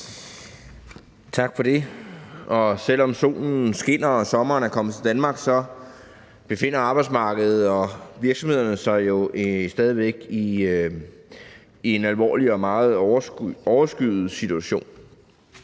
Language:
Danish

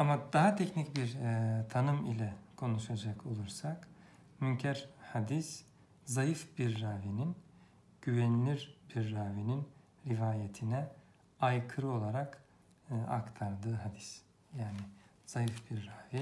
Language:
Turkish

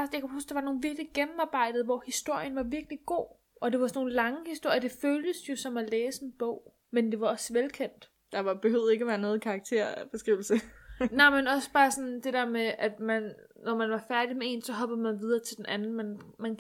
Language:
Danish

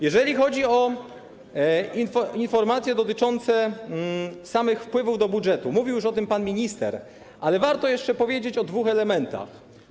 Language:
Polish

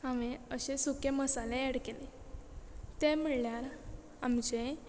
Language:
Konkani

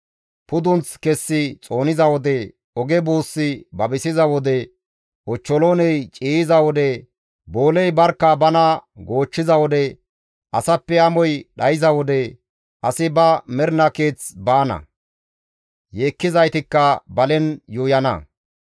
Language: Gamo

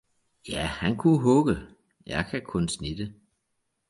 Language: Danish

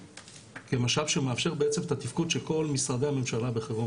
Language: Hebrew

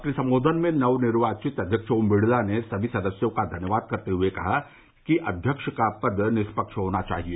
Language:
Hindi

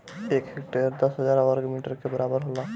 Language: Bhojpuri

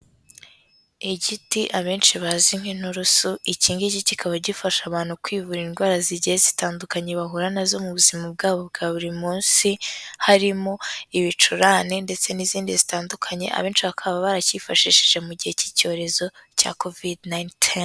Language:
Kinyarwanda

